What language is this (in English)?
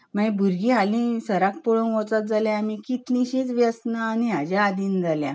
Konkani